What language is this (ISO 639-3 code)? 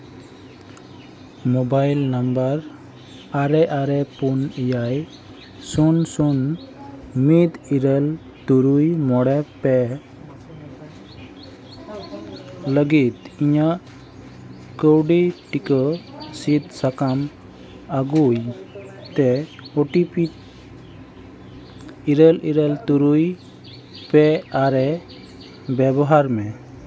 sat